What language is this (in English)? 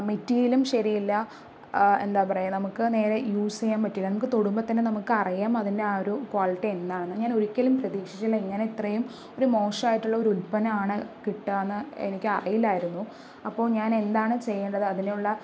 Malayalam